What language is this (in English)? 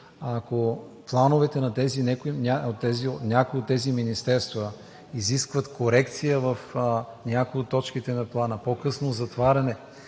Bulgarian